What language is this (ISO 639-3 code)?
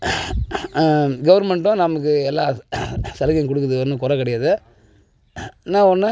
tam